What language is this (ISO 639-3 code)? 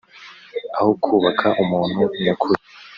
kin